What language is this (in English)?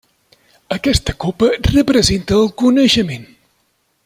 Catalan